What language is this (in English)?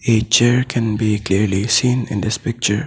English